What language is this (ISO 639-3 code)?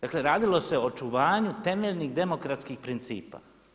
hrv